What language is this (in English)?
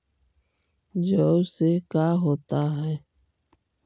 Magahi